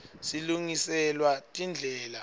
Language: Swati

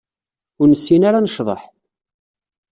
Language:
Kabyle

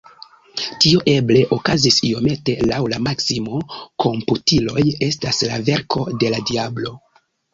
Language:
Esperanto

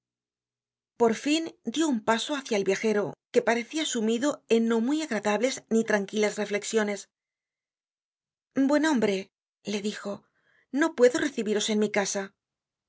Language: Spanish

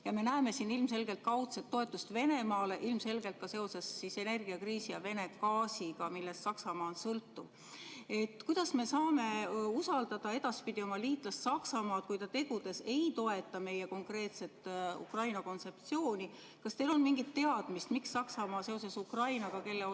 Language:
Estonian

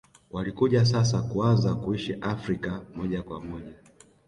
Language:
Swahili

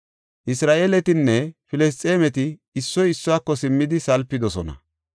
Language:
Gofa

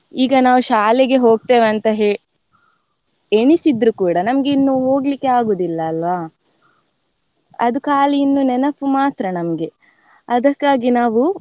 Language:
Kannada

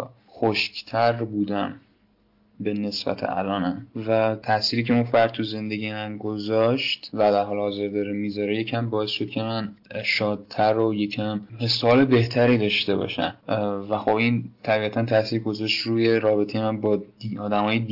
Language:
Persian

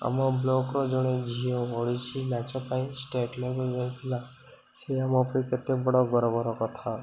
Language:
Odia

